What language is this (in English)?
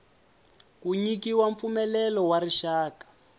Tsonga